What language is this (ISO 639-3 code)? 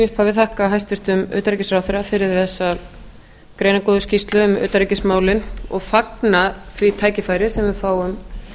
isl